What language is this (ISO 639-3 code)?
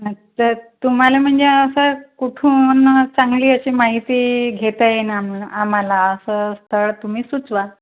mar